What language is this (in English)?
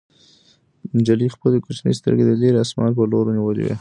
Pashto